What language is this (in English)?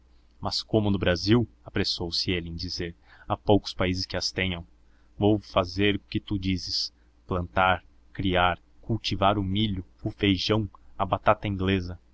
Portuguese